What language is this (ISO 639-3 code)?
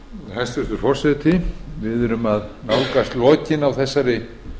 isl